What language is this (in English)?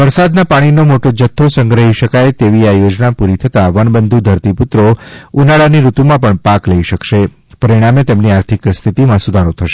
Gujarati